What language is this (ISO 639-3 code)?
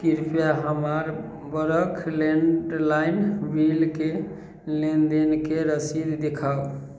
mai